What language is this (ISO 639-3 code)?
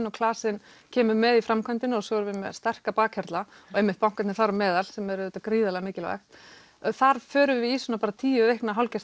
isl